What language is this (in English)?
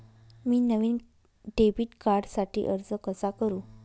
Marathi